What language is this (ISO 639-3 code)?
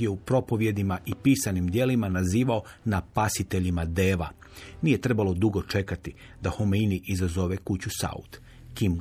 hrv